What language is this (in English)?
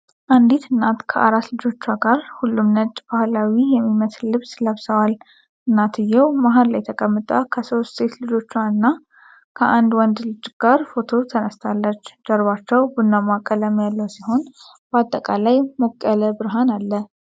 Amharic